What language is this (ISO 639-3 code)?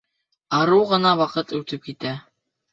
bak